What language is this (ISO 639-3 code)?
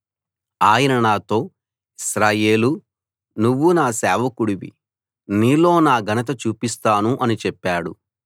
tel